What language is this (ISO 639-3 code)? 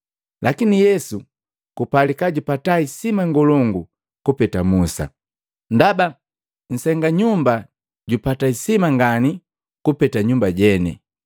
mgv